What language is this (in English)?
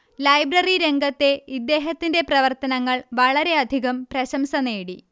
Malayalam